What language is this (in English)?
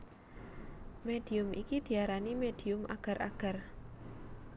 Javanese